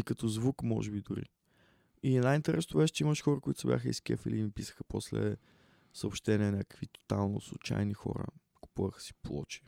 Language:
Bulgarian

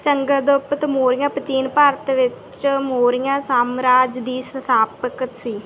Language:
Punjabi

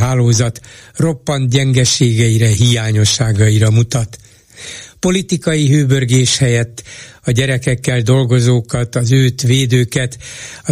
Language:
Hungarian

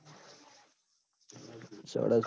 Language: Gujarati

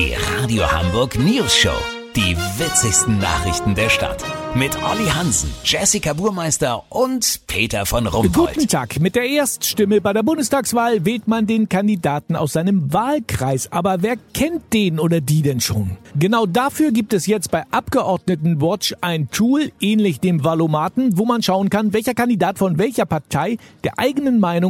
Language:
German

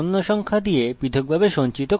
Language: Bangla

